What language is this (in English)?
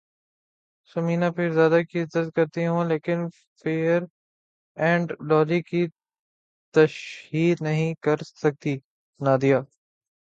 Urdu